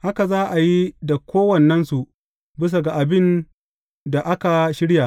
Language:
Hausa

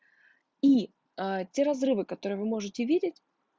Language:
Russian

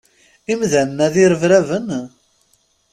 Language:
Kabyle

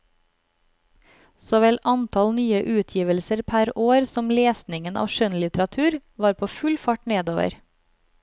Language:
Norwegian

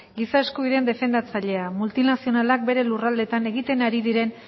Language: Basque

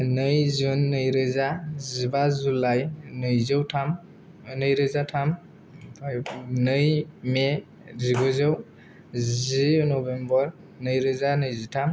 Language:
Bodo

